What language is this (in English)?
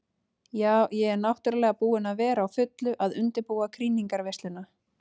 Icelandic